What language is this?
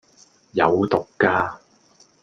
Cantonese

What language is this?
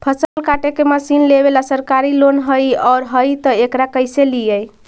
Magahi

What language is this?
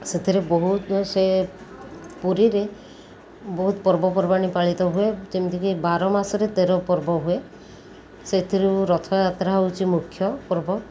Odia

